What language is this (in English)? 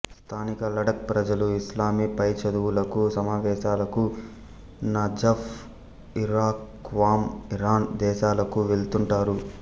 Telugu